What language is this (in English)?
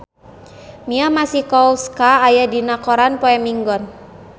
Sundanese